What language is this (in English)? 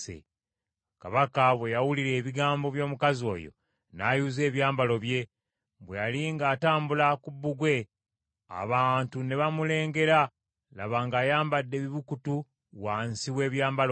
Ganda